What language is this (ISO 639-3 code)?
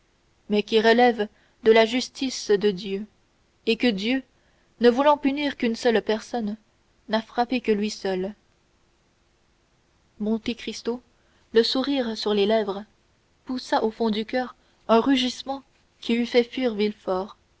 fra